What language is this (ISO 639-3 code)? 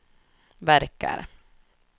swe